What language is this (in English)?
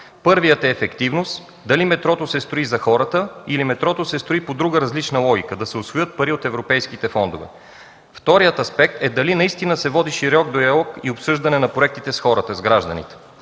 Bulgarian